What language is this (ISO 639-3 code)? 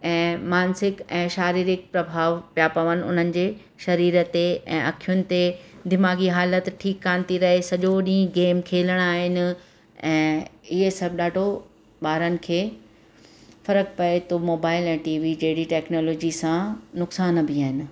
snd